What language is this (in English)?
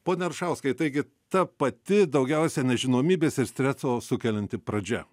Lithuanian